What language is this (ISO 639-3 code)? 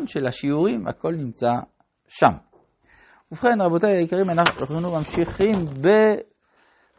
heb